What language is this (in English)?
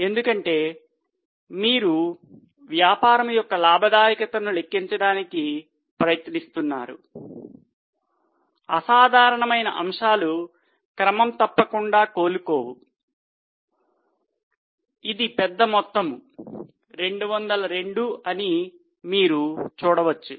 Telugu